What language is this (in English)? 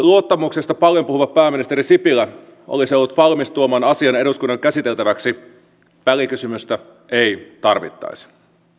Finnish